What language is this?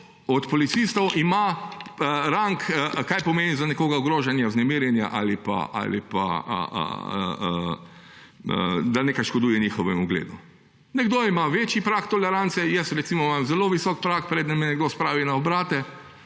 Slovenian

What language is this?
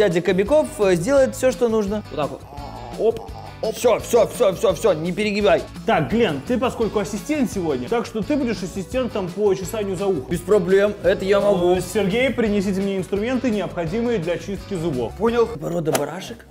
Russian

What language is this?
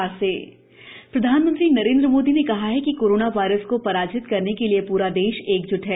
Hindi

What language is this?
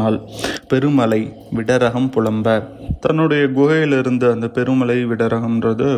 Tamil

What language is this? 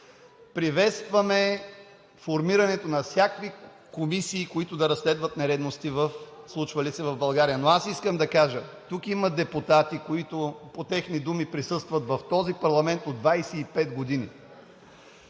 Bulgarian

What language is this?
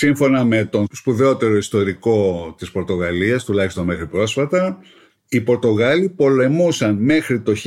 Greek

